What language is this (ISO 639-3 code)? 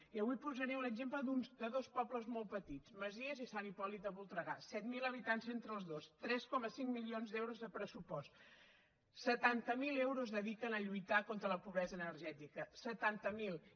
cat